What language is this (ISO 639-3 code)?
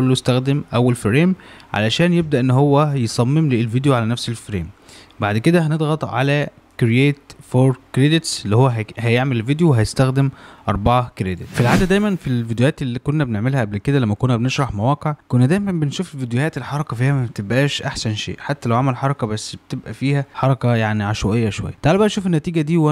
ara